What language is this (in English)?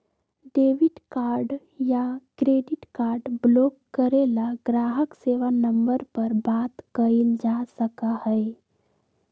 Magahi